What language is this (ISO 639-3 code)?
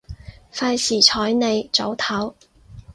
yue